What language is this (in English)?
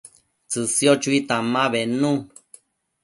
Matsés